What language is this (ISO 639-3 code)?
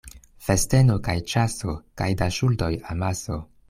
epo